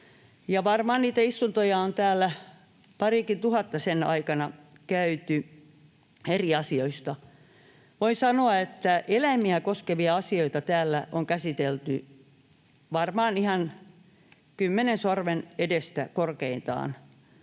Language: Finnish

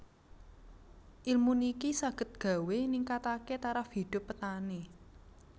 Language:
Javanese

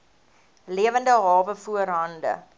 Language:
Afrikaans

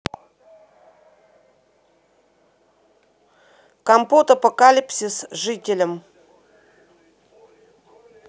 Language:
Russian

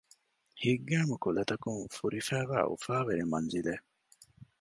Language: Divehi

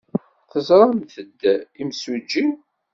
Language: Kabyle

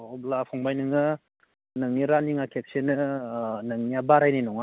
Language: Bodo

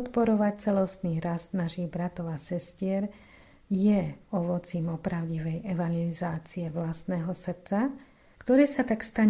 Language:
Slovak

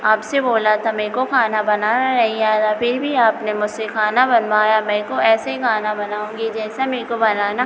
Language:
Hindi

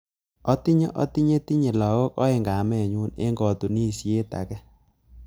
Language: Kalenjin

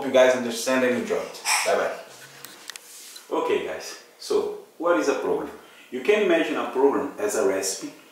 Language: English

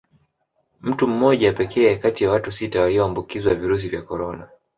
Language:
Swahili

